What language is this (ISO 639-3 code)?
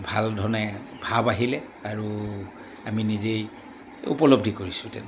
asm